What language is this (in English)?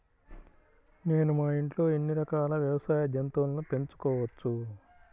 Telugu